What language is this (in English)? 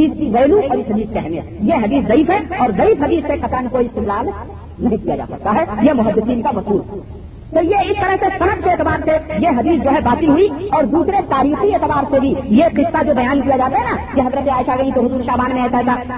Urdu